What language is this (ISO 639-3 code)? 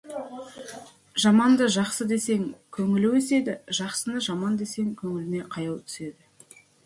kaz